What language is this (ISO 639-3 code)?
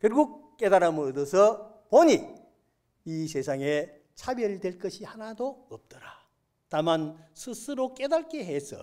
kor